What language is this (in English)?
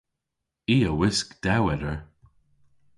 Cornish